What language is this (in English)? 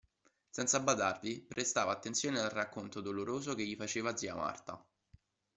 Italian